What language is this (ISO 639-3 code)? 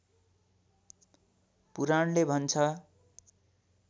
nep